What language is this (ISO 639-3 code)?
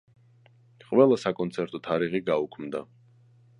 kat